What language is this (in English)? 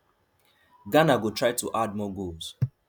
Nigerian Pidgin